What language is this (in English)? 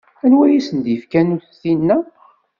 Kabyle